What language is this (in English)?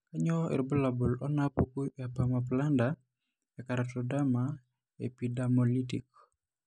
Masai